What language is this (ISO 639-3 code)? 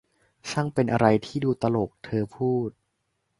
tha